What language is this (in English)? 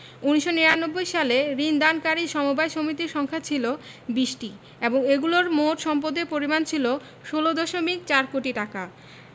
Bangla